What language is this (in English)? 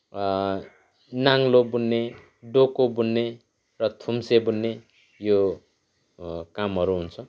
Nepali